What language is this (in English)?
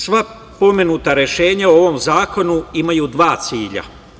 Serbian